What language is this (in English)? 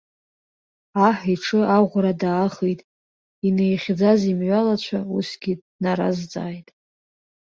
Abkhazian